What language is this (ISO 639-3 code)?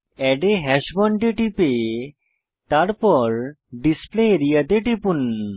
ben